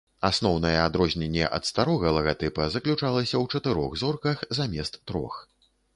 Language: Belarusian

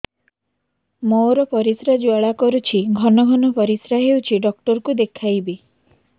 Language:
Odia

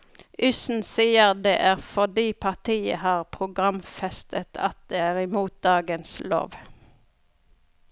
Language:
Norwegian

